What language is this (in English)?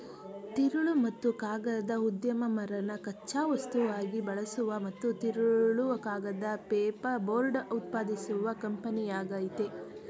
Kannada